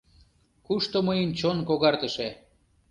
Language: Mari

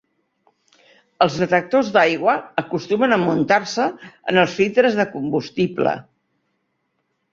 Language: Catalan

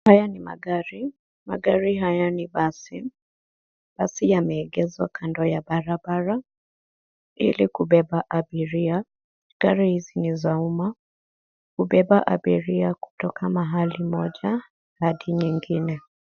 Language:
Swahili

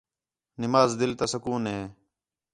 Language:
Khetrani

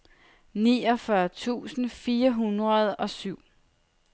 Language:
Danish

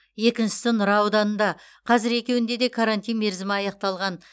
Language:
Kazakh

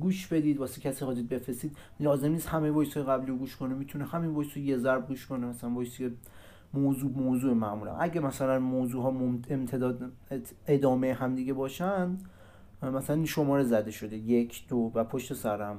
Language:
Persian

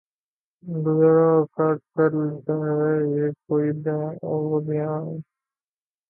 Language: Urdu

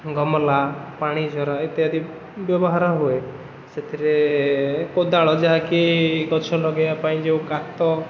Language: Odia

